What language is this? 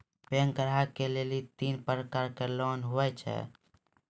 Maithili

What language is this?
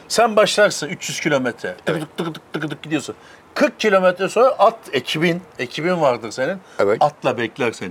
Turkish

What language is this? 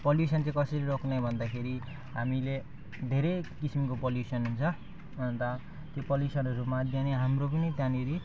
Nepali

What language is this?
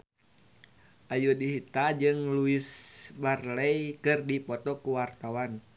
Sundanese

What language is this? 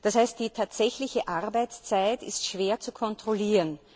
German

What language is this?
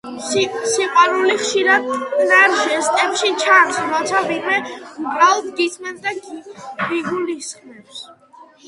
Georgian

